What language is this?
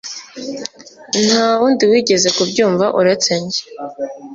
Kinyarwanda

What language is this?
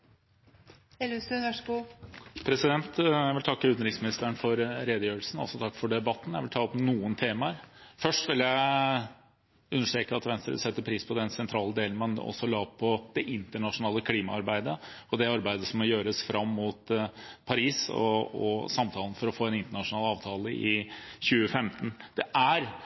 Norwegian Bokmål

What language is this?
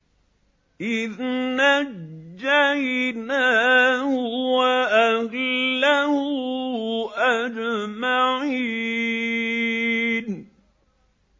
Arabic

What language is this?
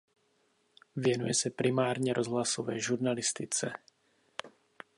Czech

